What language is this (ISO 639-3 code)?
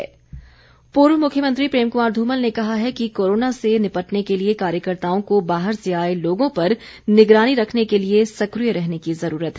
hin